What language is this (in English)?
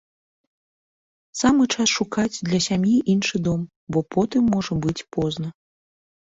Belarusian